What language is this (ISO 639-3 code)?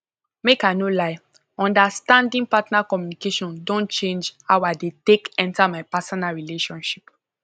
pcm